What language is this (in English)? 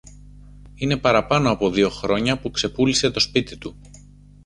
Greek